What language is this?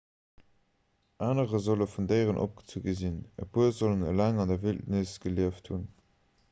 Luxembourgish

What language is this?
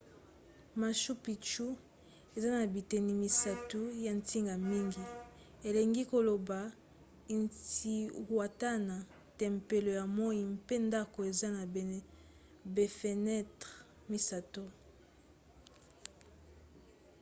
Lingala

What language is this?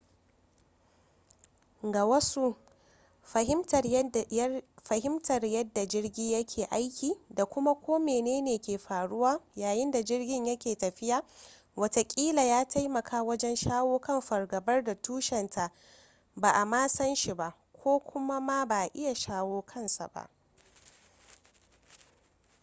Hausa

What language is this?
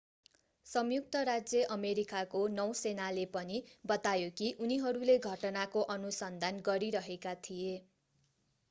Nepali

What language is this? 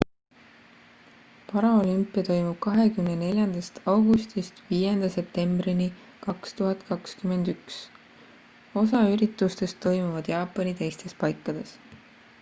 Estonian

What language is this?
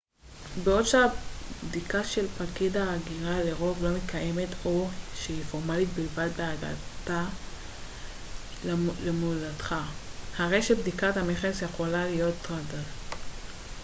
Hebrew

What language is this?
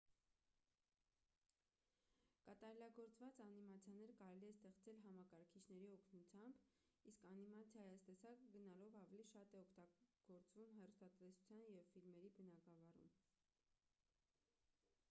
Armenian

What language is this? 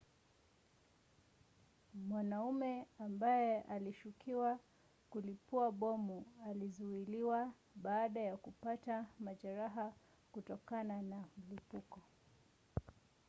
Swahili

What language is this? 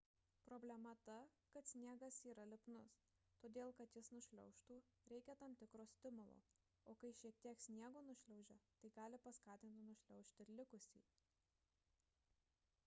Lithuanian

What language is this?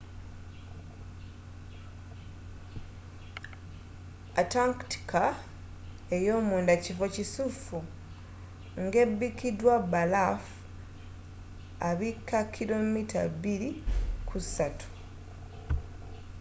Ganda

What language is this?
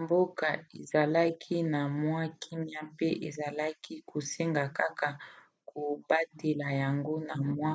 Lingala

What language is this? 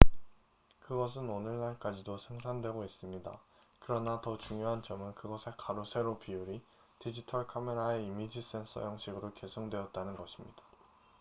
Korean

